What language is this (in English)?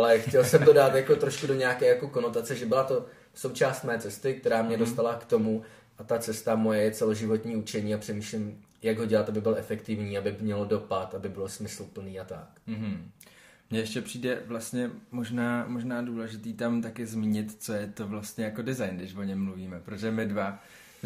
Czech